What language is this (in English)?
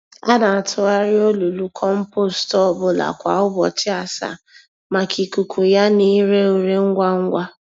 Igbo